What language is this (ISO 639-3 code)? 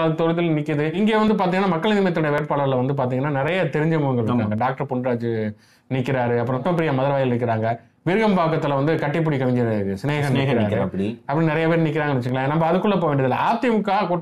tam